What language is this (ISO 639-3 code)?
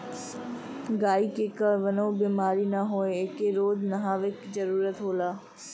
bho